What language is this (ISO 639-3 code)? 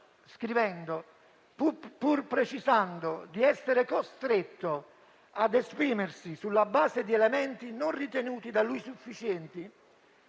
ita